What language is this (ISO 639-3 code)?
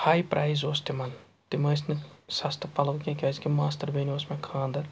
kas